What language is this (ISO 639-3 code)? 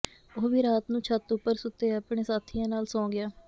pan